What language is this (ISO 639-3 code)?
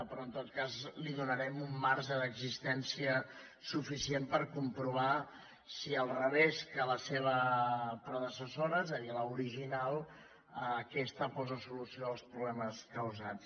cat